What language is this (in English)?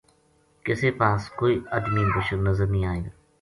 Gujari